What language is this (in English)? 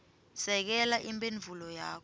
Swati